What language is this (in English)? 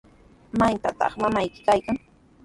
Sihuas Ancash Quechua